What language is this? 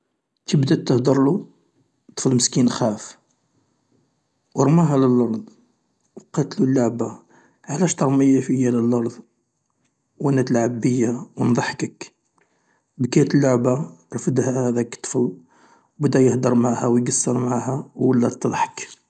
Algerian Arabic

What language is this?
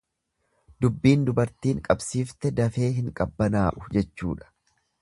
Oromo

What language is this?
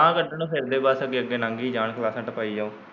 Punjabi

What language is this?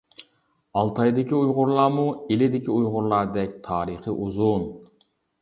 Uyghur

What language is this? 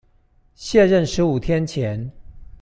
Chinese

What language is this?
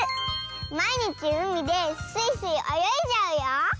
Japanese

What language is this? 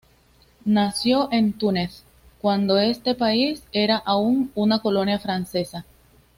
Spanish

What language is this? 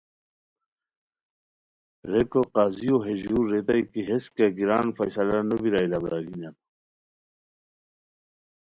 Khowar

